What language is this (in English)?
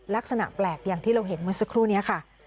Thai